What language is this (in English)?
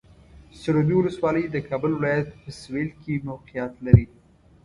Pashto